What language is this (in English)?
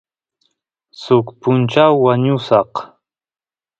Santiago del Estero Quichua